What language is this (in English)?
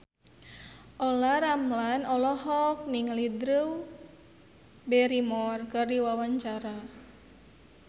Sundanese